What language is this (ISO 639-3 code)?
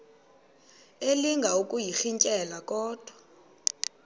xho